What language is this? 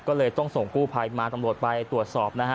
Thai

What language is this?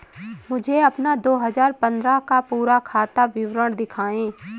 Hindi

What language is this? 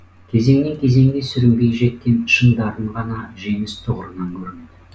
Kazakh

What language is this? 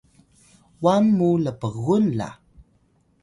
Atayal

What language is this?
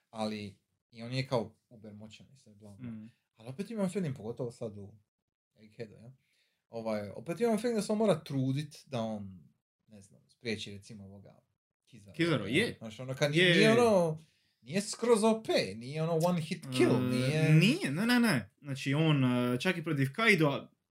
Croatian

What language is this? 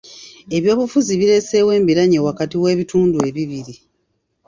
Ganda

